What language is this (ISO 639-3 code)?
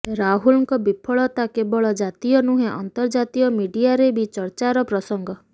ori